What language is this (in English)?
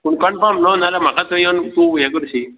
Konkani